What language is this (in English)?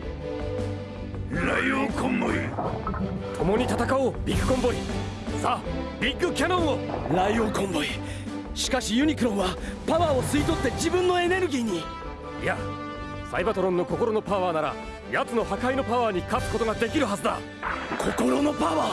Japanese